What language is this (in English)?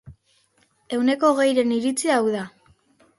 Basque